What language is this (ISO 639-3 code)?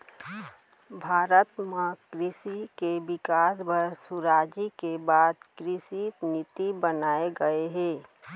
hne